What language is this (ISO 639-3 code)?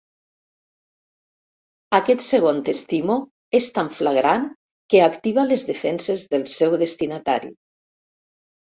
cat